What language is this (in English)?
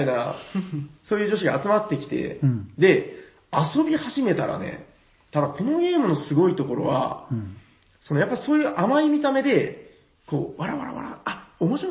Japanese